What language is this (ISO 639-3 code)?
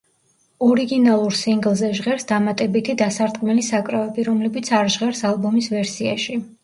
kat